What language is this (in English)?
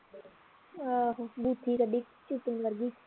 Punjabi